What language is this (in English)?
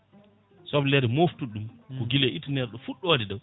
Fula